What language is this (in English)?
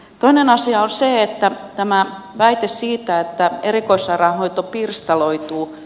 Finnish